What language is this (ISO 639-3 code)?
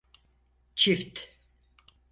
tur